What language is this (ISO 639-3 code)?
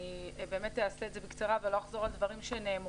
heb